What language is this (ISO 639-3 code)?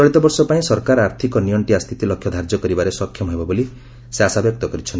ori